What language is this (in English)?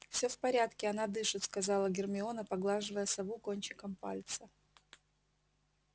Russian